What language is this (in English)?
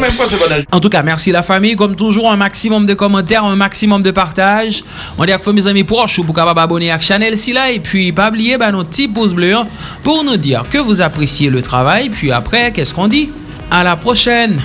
French